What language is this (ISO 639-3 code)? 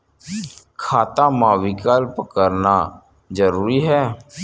hne